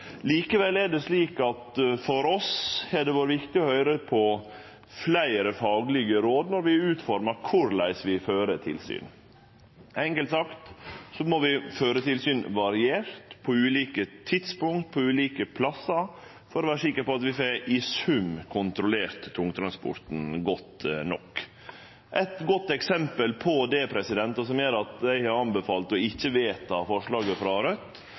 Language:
Norwegian Nynorsk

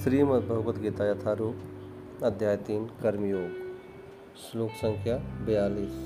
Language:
Hindi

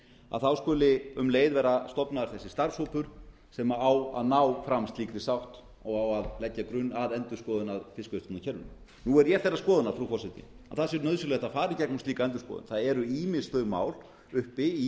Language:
Icelandic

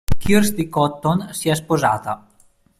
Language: Italian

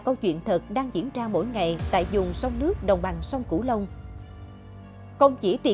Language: Vietnamese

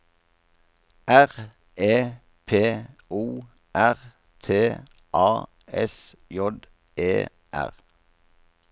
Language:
Norwegian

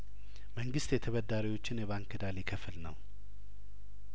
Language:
Amharic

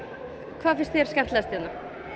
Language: Icelandic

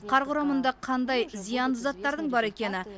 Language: Kazakh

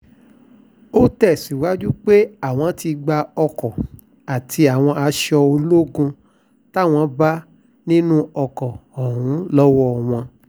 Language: Yoruba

